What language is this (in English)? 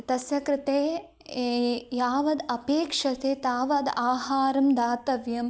Sanskrit